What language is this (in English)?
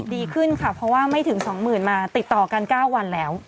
Thai